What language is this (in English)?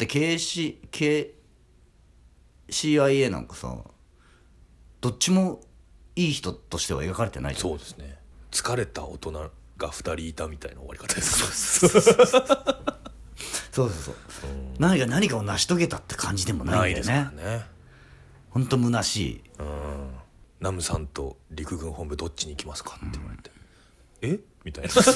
Japanese